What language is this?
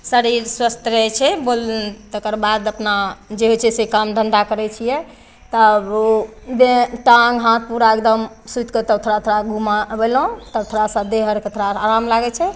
Maithili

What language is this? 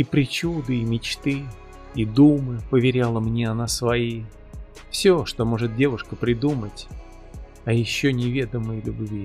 Russian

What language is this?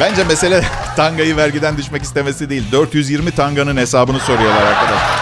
Turkish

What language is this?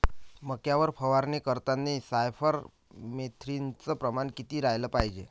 Marathi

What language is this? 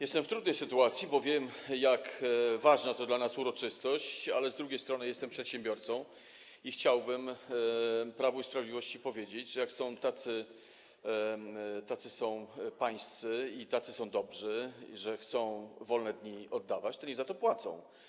Polish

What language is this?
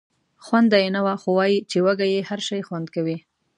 Pashto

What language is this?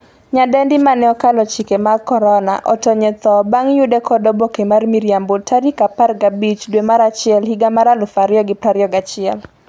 Luo (Kenya and Tanzania)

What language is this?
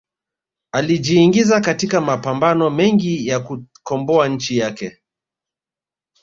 Swahili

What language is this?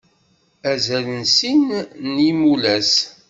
Kabyle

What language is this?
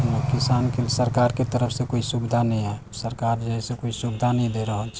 Maithili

